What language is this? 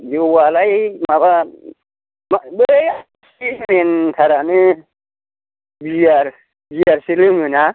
Bodo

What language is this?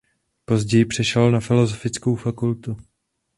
Czech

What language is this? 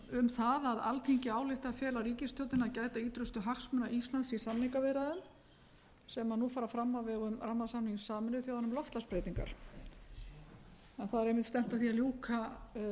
Icelandic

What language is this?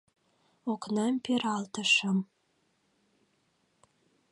Mari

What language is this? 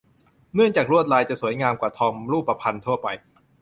Thai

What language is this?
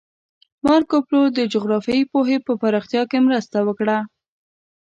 Pashto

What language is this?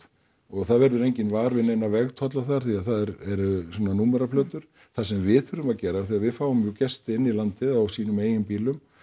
Icelandic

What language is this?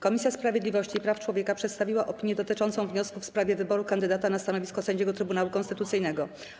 Polish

